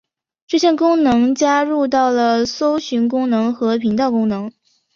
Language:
Chinese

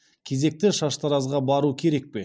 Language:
Kazakh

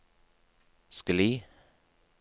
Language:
Norwegian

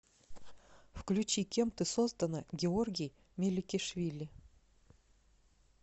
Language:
Russian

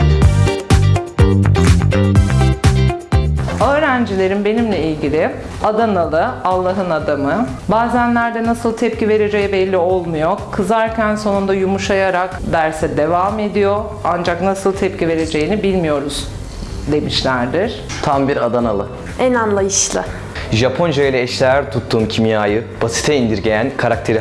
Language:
Turkish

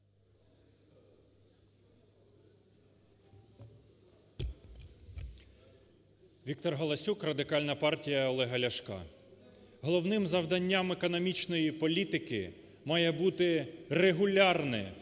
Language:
Ukrainian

